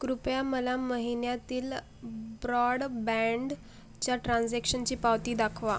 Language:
Marathi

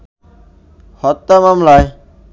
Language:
Bangla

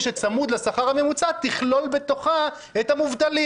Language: Hebrew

